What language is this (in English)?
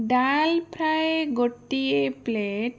Odia